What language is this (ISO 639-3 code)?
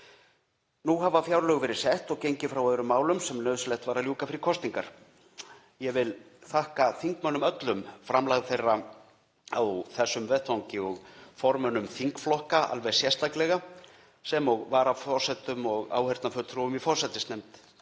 isl